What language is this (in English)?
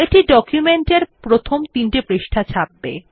Bangla